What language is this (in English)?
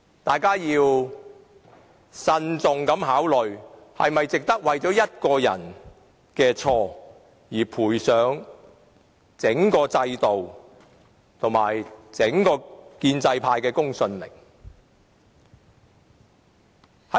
Cantonese